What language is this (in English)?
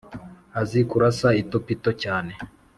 Kinyarwanda